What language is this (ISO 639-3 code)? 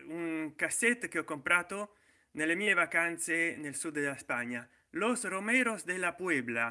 ita